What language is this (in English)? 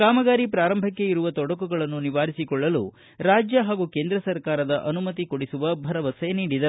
Kannada